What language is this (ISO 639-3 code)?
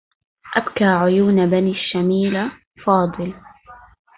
ara